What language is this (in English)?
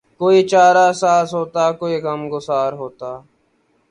Urdu